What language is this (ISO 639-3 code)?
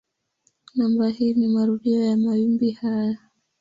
swa